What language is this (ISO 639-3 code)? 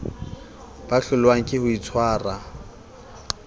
sot